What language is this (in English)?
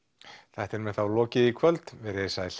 Icelandic